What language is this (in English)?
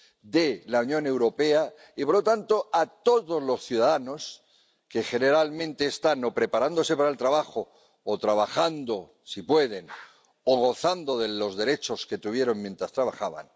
Spanish